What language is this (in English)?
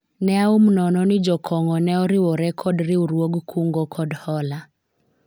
Luo (Kenya and Tanzania)